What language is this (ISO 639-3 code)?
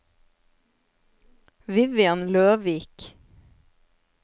nor